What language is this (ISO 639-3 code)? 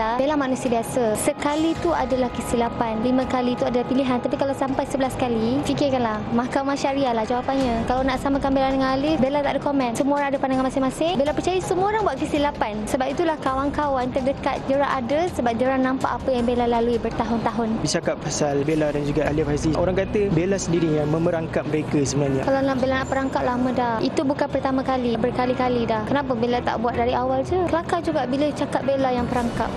msa